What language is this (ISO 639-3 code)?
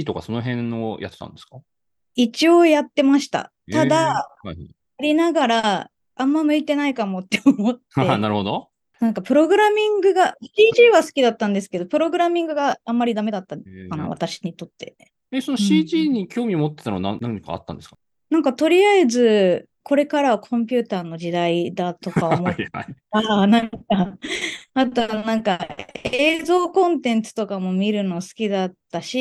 jpn